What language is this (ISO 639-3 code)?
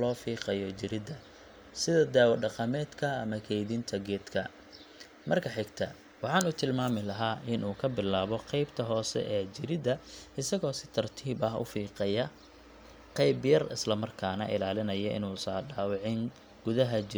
som